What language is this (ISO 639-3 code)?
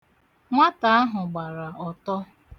ibo